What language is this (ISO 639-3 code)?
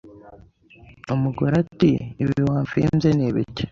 kin